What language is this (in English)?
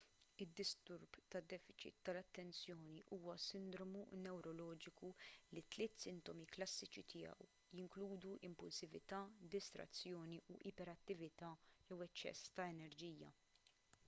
Maltese